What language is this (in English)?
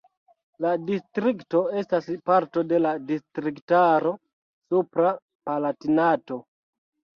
Esperanto